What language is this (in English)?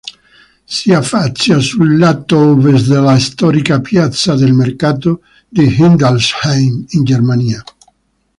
Italian